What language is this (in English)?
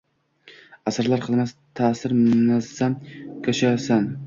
Uzbek